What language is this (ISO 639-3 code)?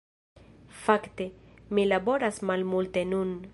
epo